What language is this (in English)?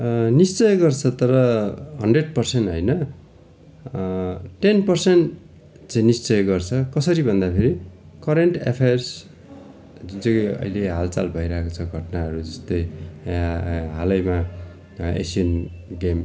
Nepali